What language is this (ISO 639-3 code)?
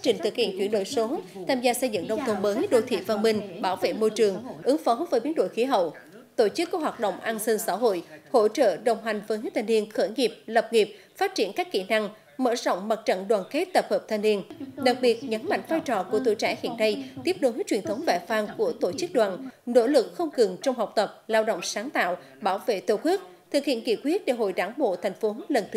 vie